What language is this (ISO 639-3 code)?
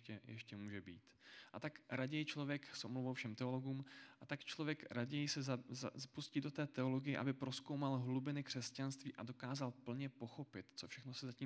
ces